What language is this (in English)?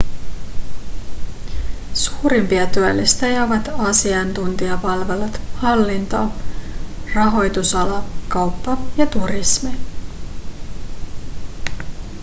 Finnish